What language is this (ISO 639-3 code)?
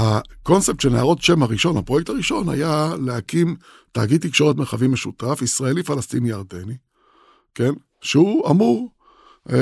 heb